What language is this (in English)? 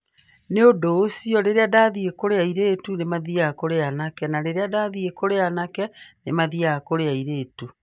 Kikuyu